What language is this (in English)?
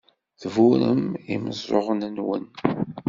Kabyle